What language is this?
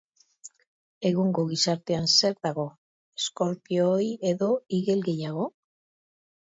Basque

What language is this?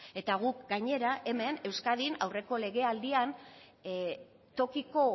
Basque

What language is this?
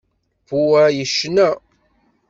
Kabyle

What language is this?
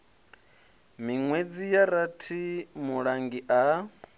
Venda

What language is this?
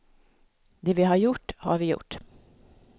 Swedish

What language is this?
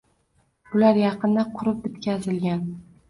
Uzbek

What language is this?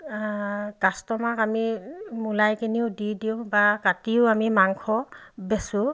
Assamese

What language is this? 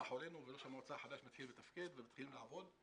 Hebrew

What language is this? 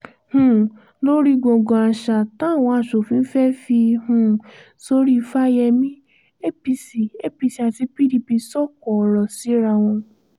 Yoruba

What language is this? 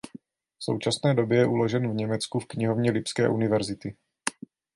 Czech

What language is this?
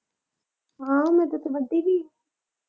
Punjabi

